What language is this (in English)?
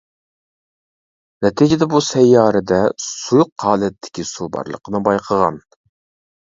Uyghur